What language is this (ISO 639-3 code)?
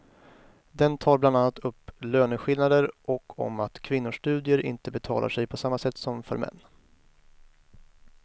swe